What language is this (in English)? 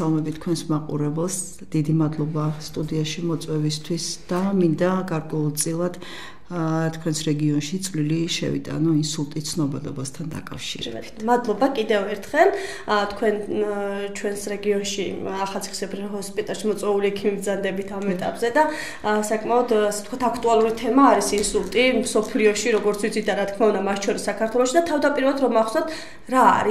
Romanian